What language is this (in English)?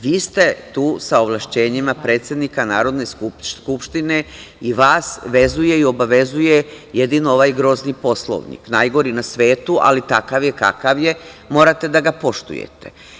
Serbian